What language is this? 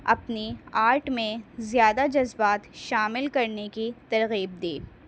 Urdu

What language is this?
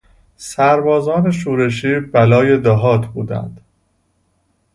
Persian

